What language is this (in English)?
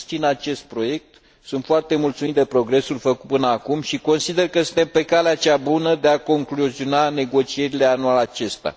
Romanian